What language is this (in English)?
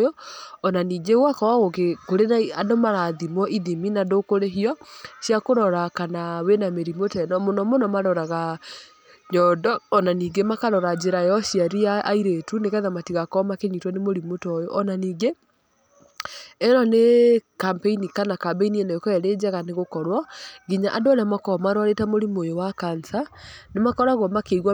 Kikuyu